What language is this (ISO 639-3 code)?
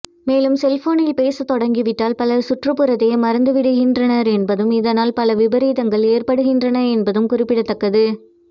tam